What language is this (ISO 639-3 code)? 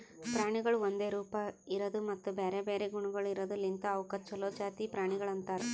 kan